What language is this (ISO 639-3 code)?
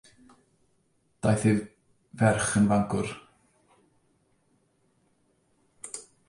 cym